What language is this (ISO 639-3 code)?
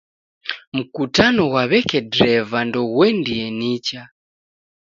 dav